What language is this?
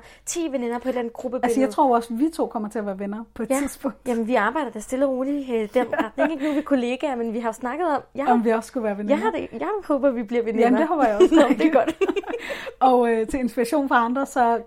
Danish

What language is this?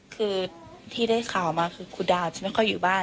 Thai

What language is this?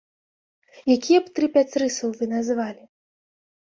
Belarusian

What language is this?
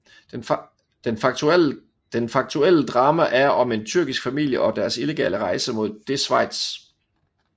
Danish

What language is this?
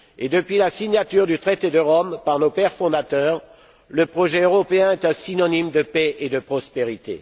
French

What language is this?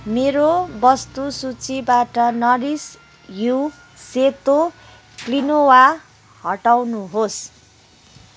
Nepali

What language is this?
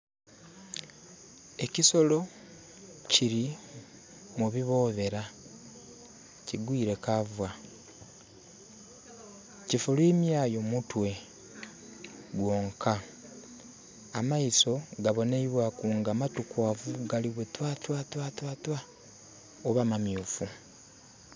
Soga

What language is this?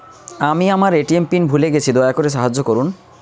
Bangla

